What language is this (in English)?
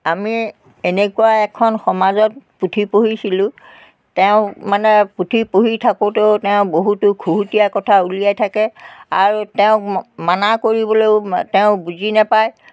Assamese